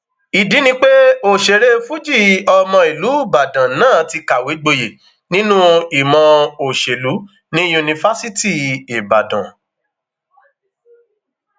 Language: Yoruba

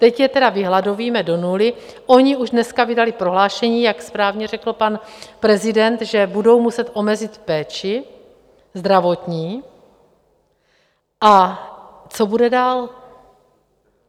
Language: Czech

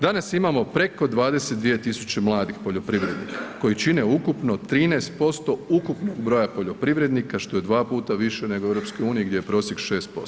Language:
Croatian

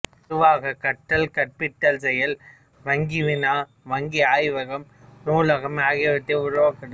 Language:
Tamil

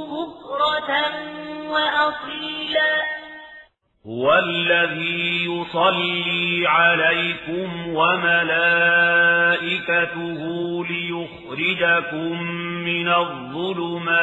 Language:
Arabic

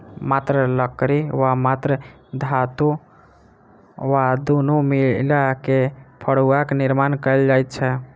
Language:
Maithili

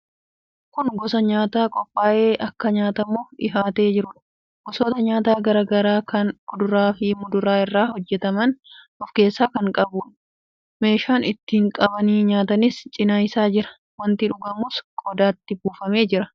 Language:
Oromo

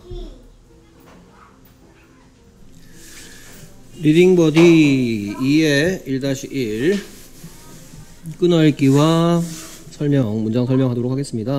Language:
Korean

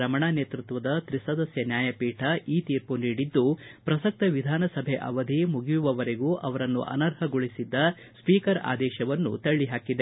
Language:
Kannada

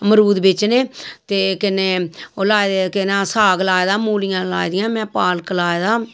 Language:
Dogri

